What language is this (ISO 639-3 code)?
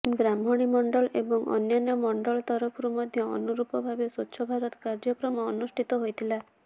ori